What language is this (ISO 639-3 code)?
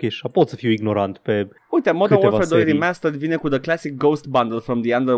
ron